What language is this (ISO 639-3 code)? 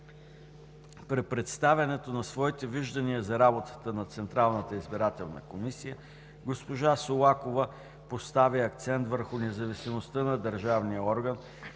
bul